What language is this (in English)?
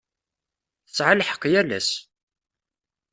Kabyle